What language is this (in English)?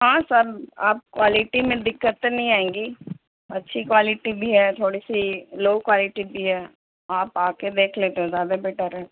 Urdu